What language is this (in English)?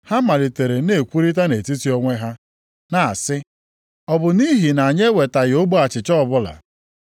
Igbo